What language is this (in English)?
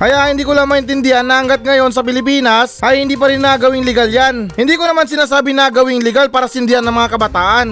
Filipino